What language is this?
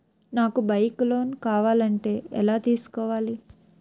Telugu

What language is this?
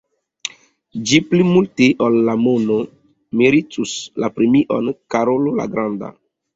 Esperanto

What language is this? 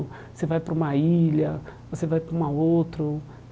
Portuguese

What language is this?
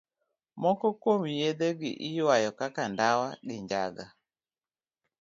Luo (Kenya and Tanzania)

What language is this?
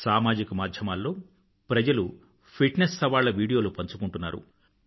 Telugu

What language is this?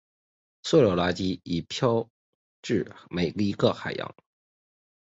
Chinese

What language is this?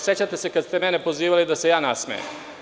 Serbian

